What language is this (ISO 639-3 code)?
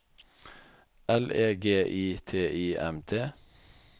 nor